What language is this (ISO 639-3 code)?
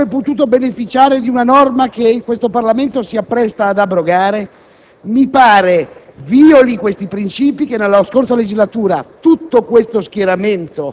ita